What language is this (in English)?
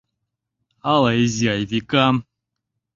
Mari